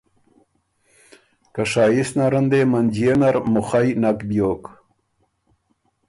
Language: Ormuri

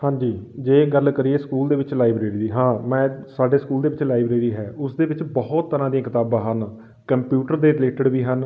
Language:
Punjabi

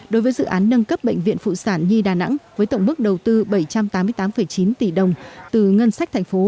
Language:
Vietnamese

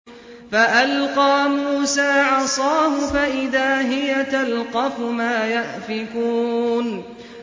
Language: Arabic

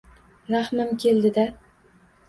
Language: Uzbek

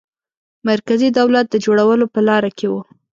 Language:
Pashto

